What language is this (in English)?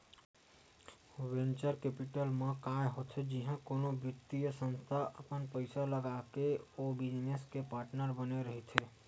Chhattisgarhi